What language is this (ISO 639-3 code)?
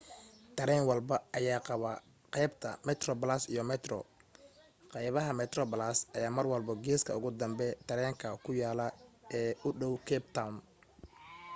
som